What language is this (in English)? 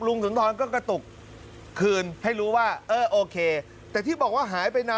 Thai